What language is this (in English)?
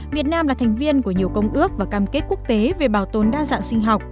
Vietnamese